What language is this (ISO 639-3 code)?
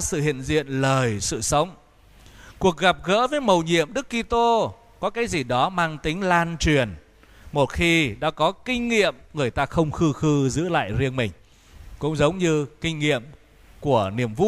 vie